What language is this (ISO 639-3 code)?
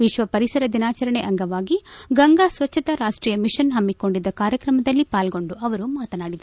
kan